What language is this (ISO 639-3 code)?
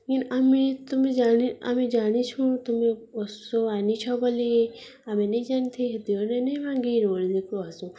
ori